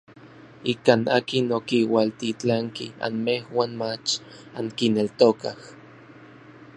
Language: Orizaba Nahuatl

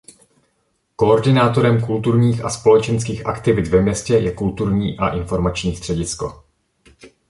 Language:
Czech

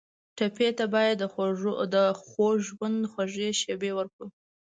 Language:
Pashto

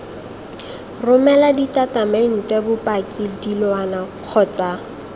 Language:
Tswana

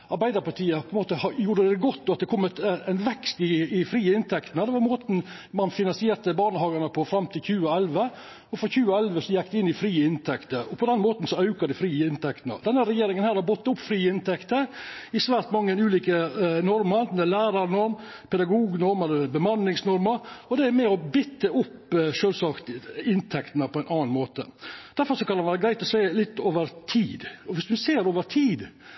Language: Norwegian Nynorsk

